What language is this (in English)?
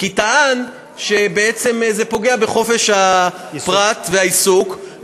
Hebrew